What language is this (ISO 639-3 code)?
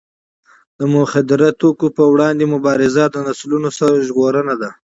pus